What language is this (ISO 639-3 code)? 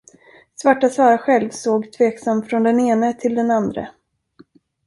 swe